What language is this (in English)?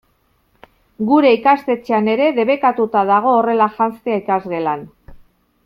Basque